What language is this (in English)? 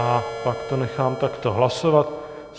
Czech